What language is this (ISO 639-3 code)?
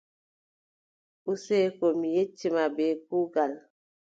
fub